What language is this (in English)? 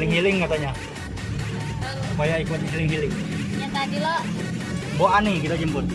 Indonesian